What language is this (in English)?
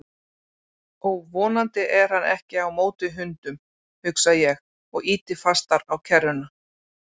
Icelandic